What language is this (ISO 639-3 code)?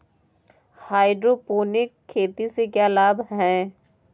hin